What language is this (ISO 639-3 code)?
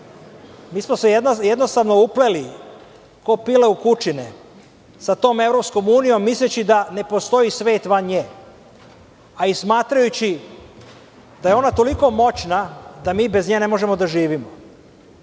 srp